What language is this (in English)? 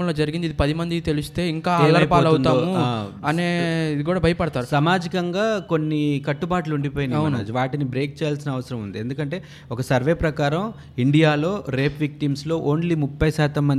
Telugu